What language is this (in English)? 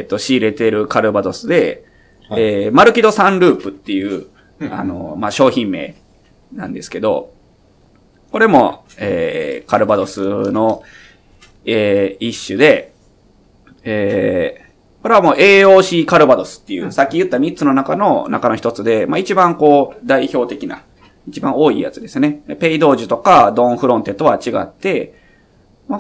Japanese